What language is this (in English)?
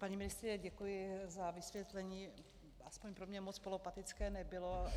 Czech